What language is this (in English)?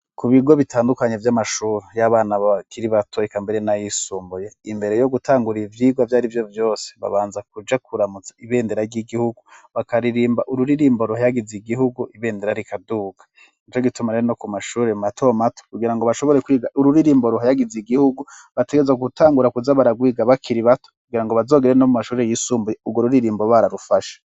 Rundi